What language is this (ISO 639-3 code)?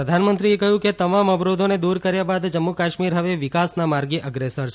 guj